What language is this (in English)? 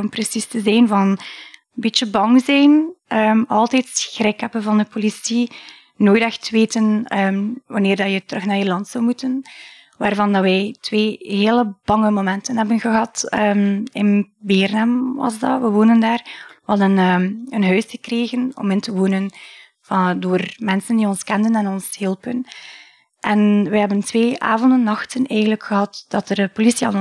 Dutch